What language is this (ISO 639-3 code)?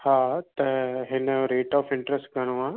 snd